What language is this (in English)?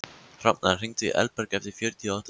Icelandic